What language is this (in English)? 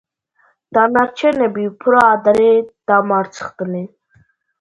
Georgian